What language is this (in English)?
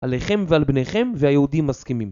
Hebrew